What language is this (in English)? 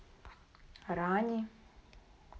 Russian